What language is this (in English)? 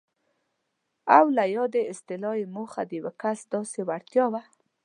Pashto